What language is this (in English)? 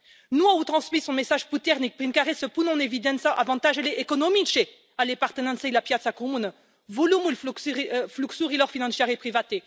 Romanian